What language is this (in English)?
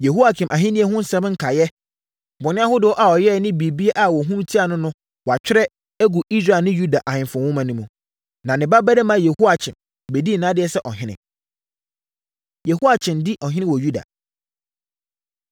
Akan